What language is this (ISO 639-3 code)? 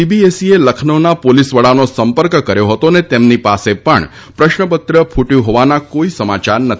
guj